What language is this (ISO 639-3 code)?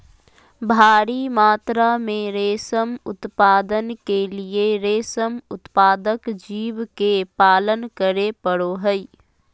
mag